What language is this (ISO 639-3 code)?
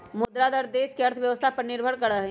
mag